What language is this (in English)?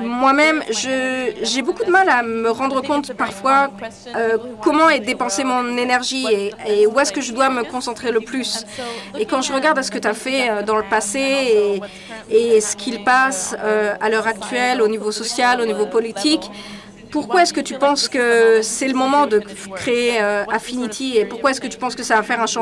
French